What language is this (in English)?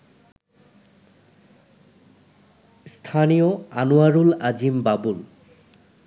Bangla